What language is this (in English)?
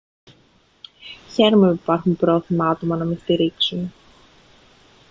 Greek